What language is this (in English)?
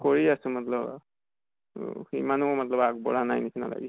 Assamese